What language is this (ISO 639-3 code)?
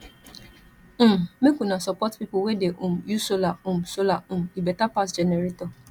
pcm